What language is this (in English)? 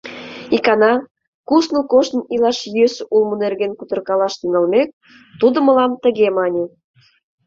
Mari